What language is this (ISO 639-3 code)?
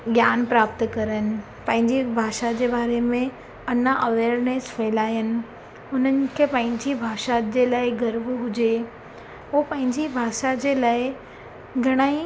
snd